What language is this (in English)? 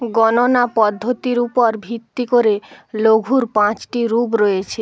Bangla